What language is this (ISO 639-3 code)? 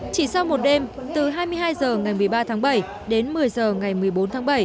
vie